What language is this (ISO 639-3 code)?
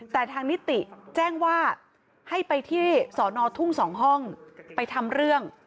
tha